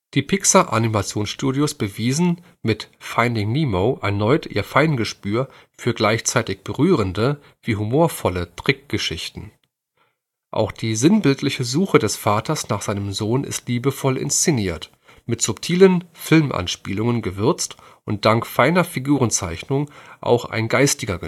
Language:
German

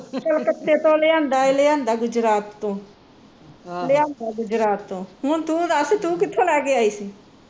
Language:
Punjabi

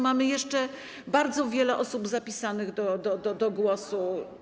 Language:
Polish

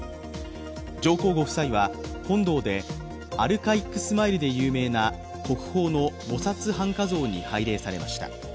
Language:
Japanese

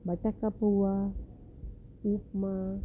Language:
Gujarati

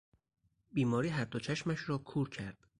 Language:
Persian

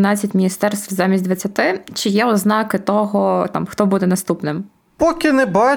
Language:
Ukrainian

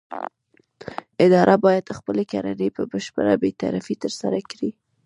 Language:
Pashto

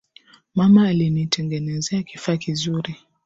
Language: Swahili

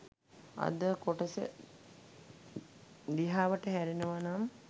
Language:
Sinhala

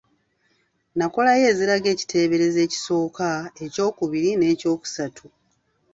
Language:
Ganda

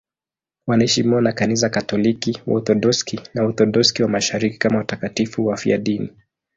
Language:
Swahili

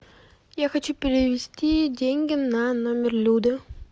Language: Russian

